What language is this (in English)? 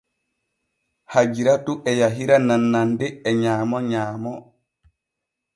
Borgu Fulfulde